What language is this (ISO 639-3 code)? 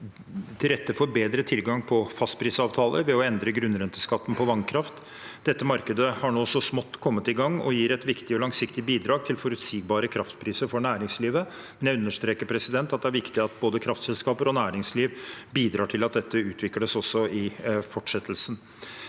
nor